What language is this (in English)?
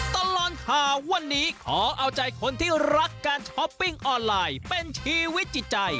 Thai